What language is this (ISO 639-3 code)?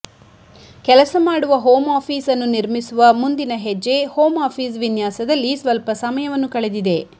kan